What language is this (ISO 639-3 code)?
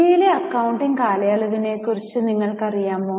mal